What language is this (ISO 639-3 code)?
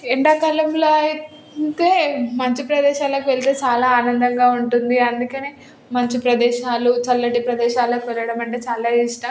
tel